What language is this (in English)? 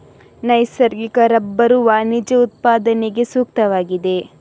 Kannada